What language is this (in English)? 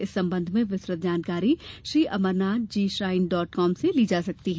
Hindi